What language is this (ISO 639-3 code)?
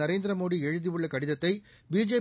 tam